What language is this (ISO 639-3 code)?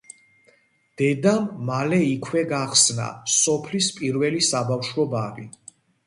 kat